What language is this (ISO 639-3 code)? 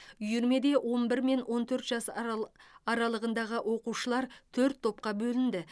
kaz